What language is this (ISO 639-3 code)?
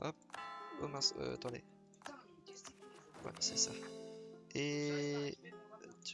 fra